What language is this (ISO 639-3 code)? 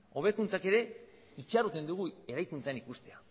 eus